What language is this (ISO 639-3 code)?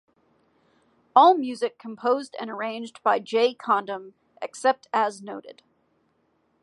eng